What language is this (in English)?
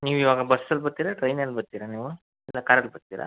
Kannada